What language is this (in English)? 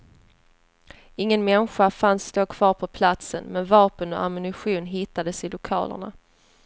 Swedish